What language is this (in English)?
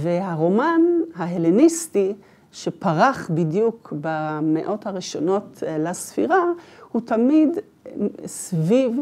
Hebrew